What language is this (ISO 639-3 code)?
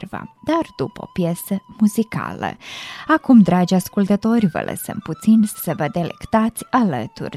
ron